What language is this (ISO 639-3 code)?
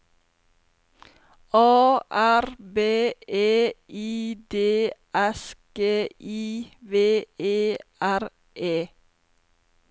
nor